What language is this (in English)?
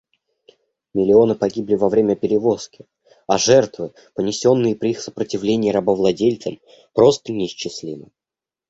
Russian